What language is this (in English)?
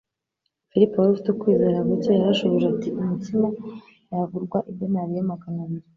Kinyarwanda